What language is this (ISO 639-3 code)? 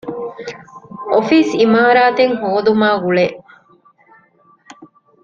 div